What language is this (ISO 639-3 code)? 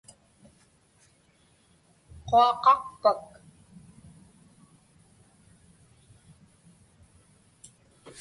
ipk